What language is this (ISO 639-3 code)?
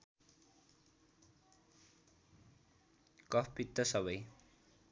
nep